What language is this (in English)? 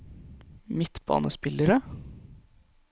Norwegian